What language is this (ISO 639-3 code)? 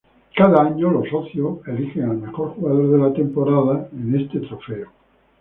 spa